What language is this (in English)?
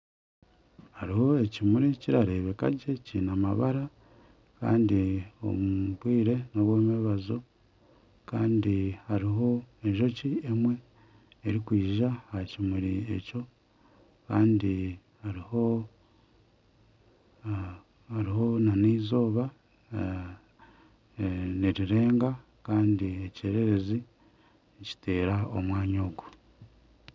Nyankole